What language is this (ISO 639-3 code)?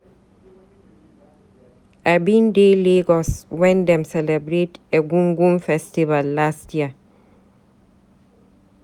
pcm